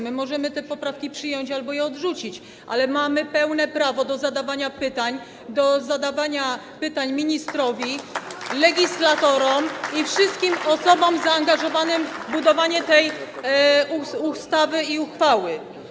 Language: Polish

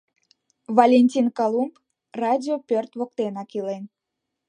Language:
Mari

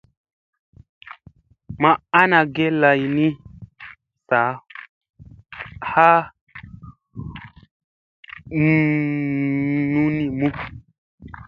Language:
Musey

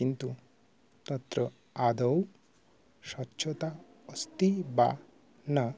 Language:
Sanskrit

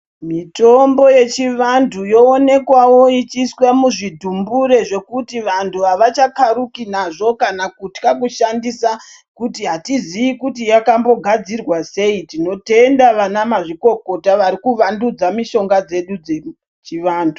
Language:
Ndau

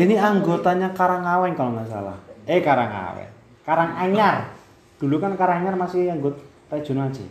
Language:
Indonesian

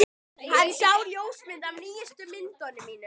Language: Icelandic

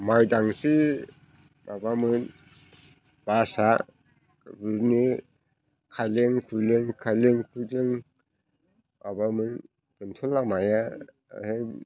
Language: Bodo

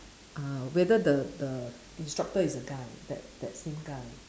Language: English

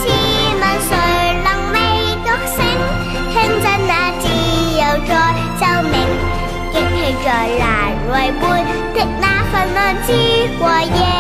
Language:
Chinese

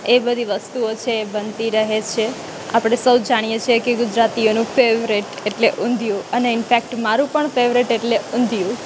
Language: Gujarati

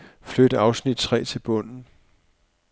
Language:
Danish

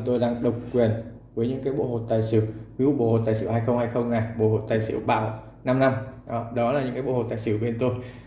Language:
Vietnamese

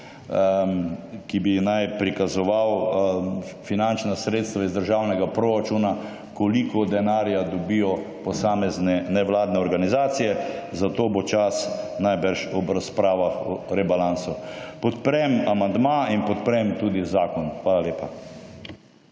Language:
Slovenian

